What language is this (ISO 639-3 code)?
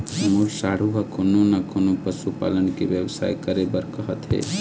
hne